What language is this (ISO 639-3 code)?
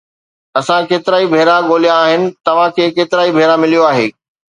snd